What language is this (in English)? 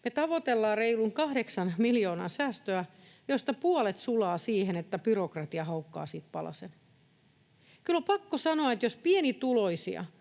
Finnish